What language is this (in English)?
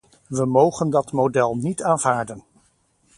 Dutch